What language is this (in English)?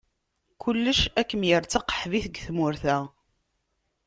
Kabyle